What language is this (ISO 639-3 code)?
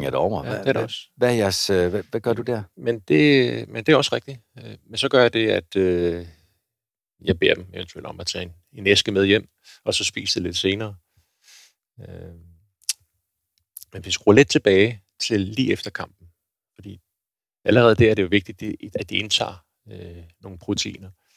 dan